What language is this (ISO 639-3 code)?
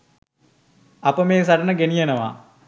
sin